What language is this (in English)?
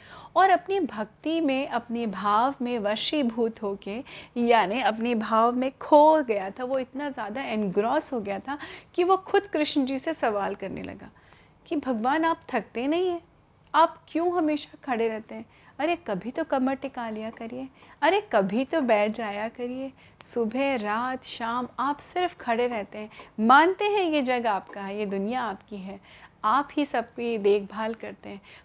Hindi